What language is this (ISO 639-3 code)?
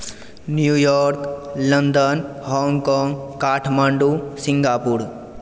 mai